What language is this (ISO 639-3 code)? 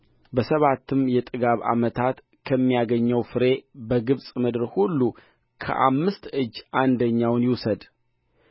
amh